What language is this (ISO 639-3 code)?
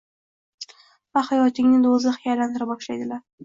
uzb